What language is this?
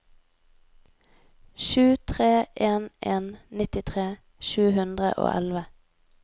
Norwegian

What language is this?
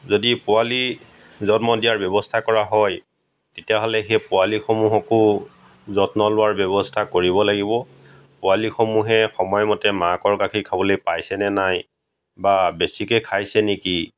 Assamese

